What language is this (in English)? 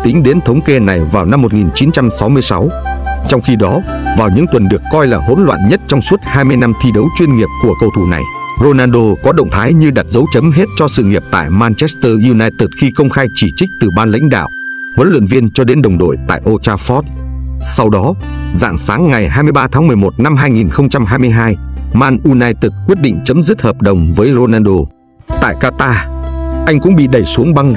Vietnamese